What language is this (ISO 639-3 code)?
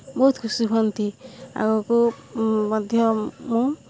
ori